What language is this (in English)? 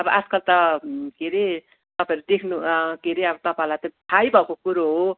Nepali